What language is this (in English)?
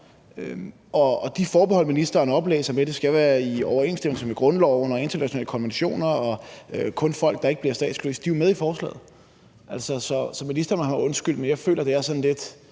Danish